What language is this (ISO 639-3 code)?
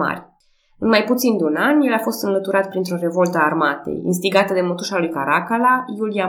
ron